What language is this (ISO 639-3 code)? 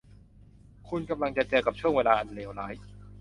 tha